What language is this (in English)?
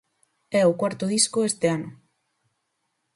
Galician